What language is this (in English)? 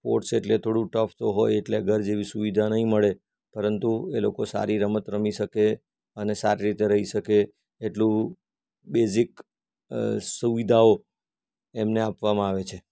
Gujarati